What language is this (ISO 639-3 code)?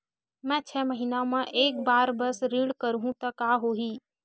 hne